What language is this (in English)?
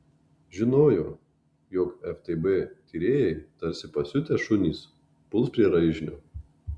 Lithuanian